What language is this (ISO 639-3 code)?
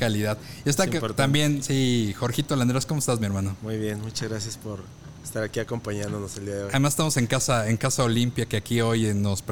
spa